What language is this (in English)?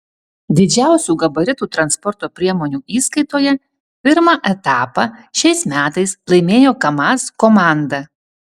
Lithuanian